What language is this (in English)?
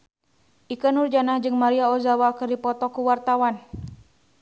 Sundanese